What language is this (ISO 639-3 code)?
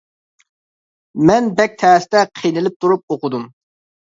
uig